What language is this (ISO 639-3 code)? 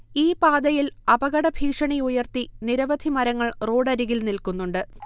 mal